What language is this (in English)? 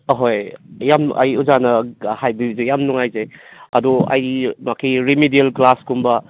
Manipuri